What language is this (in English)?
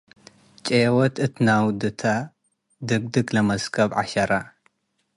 Tigre